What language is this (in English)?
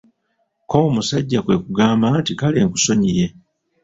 Ganda